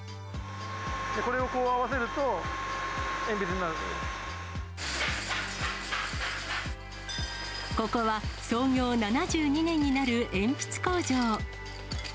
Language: Japanese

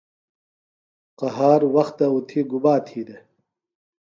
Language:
Phalura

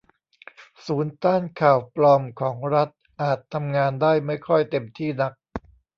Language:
Thai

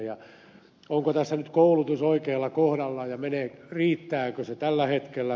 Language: Finnish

